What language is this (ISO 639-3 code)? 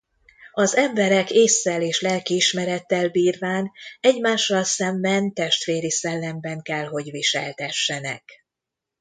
hun